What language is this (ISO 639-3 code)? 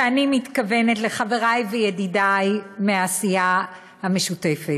heb